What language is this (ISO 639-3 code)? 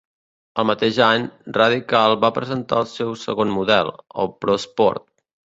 cat